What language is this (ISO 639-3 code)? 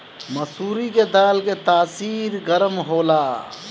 bho